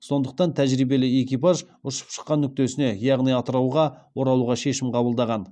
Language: Kazakh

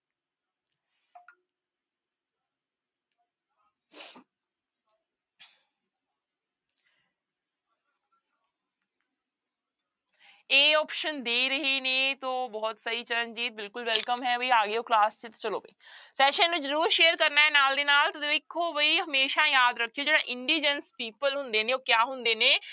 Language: Punjabi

